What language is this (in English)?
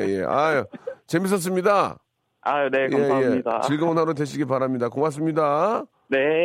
Korean